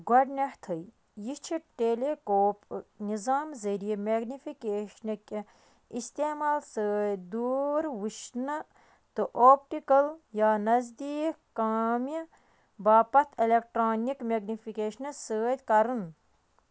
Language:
Kashmiri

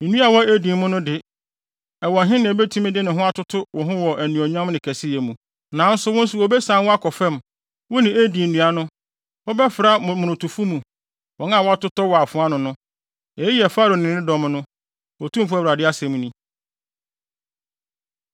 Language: Akan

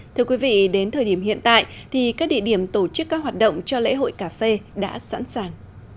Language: Vietnamese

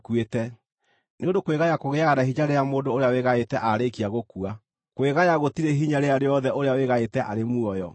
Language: Kikuyu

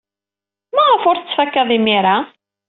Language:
Kabyle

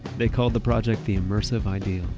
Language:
English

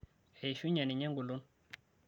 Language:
Masai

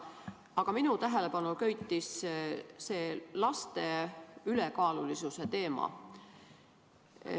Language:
Estonian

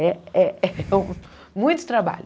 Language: Portuguese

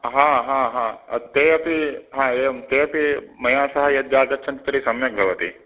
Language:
Sanskrit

